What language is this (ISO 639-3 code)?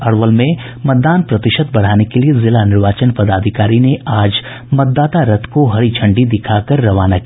hin